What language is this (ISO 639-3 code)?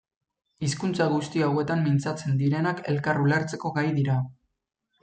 eus